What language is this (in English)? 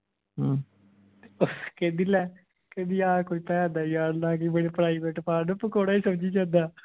Punjabi